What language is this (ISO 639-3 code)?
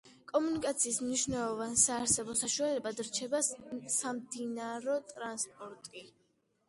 kat